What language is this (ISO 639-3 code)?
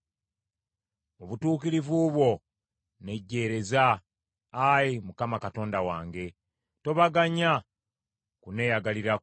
lug